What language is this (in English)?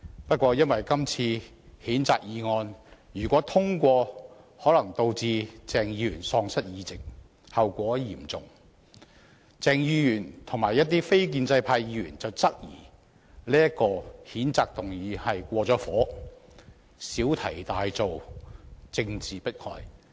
Cantonese